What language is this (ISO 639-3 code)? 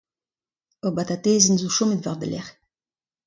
bre